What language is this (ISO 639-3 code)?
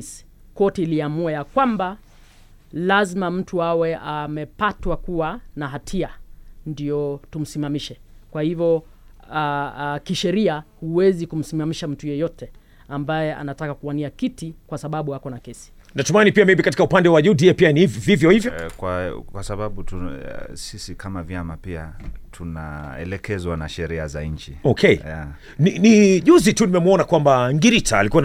swa